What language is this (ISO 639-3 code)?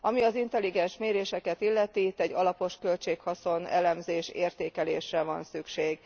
hun